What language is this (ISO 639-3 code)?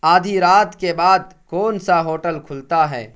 urd